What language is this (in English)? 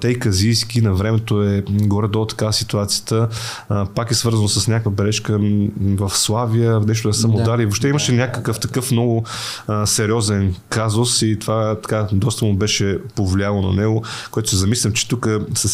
Bulgarian